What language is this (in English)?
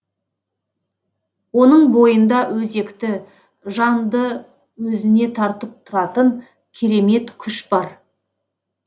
Kazakh